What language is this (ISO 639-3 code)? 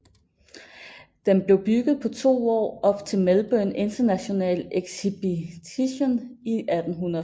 dan